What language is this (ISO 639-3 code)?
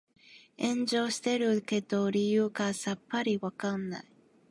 jpn